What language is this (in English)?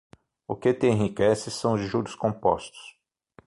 Portuguese